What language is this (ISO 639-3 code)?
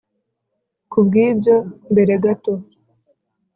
kin